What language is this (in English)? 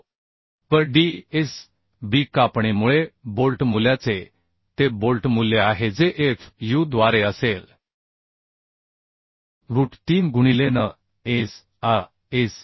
Marathi